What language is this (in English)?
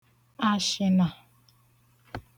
Igbo